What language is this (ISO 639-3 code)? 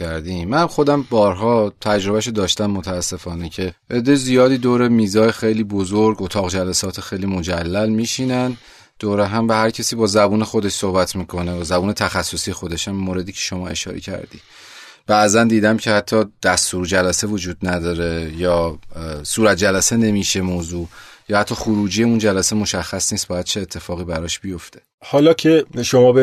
fas